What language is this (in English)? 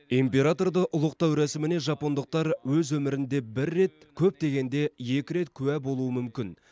Kazakh